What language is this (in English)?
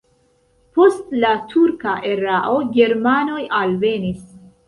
Esperanto